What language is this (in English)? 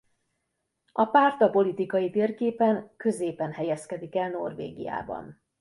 Hungarian